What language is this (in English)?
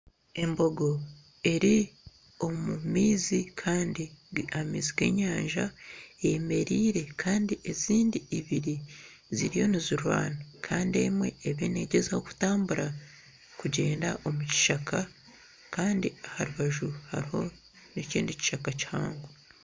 Nyankole